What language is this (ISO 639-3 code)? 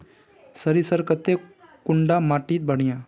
mag